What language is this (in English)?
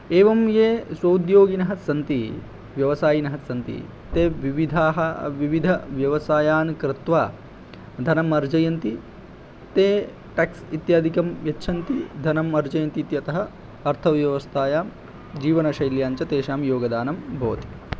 Sanskrit